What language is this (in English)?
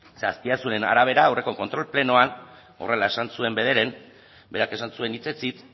Basque